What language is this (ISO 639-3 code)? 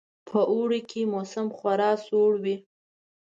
pus